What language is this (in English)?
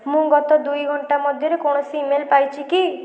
Odia